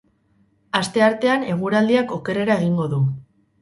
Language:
Basque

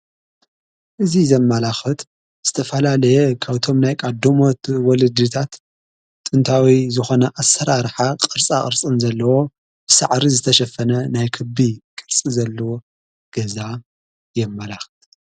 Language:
Tigrinya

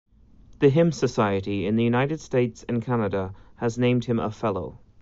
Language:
English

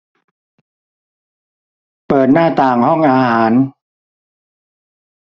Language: Thai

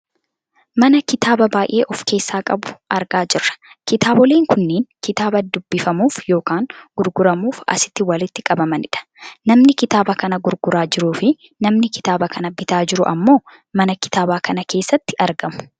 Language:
Oromo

